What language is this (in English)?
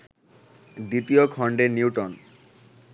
Bangla